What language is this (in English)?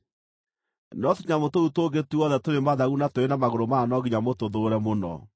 Kikuyu